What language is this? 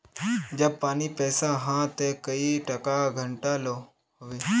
Magahi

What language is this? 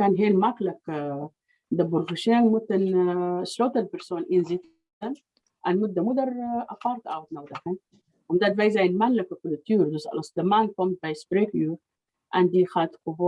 Dutch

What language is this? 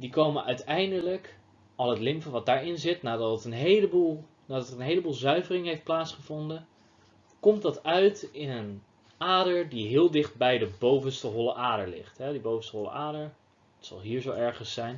Dutch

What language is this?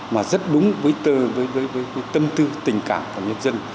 Vietnamese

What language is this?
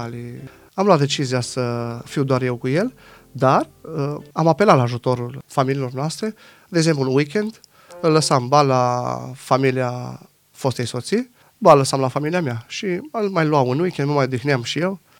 Romanian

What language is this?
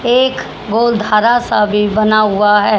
Hindi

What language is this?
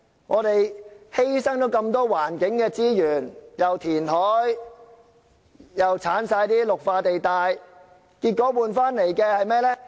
Cantonese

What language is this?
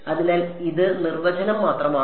Malayalam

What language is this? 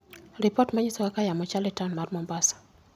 Luo (Kenya and Tanzania)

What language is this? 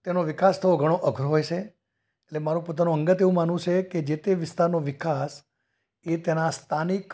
Gujarati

